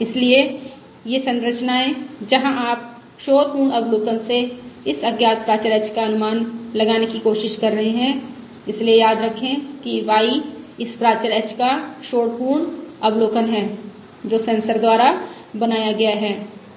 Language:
Hindi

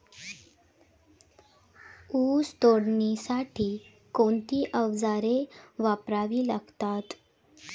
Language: Marathi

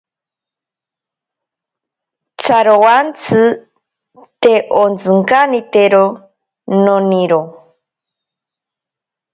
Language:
Ashéninka Perené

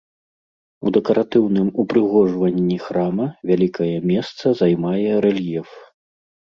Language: Belarusian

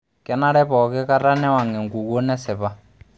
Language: Masai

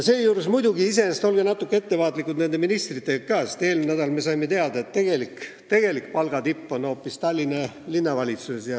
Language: Estonian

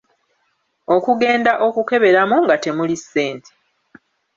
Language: Ganda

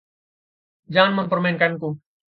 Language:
Indonesian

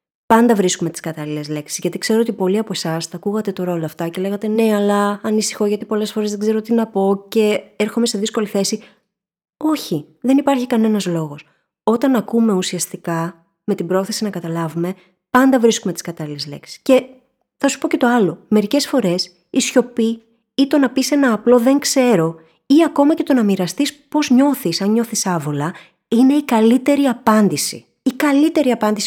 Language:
Greek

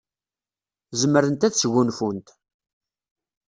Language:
Kabyle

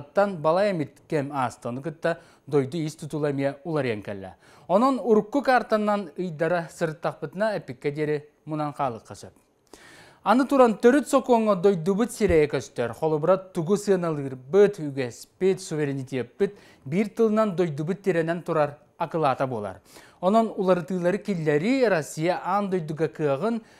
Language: Turkish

